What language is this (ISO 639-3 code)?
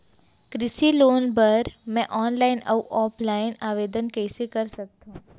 hne